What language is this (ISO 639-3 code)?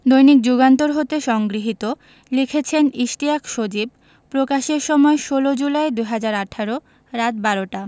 ben